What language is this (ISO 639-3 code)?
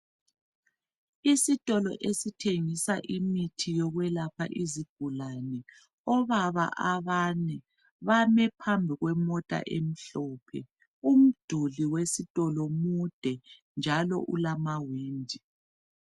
nde